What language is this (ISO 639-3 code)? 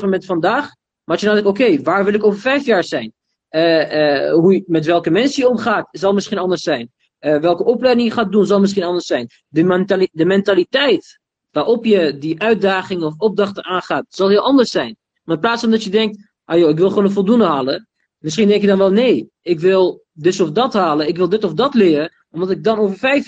nld